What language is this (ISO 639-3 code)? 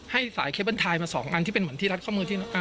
tha